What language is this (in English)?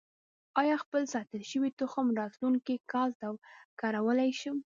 Pashto